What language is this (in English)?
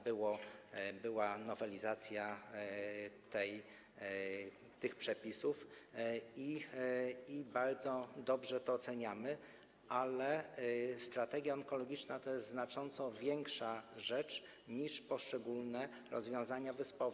Polish